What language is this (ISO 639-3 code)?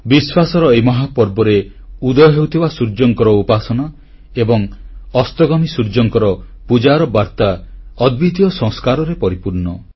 ori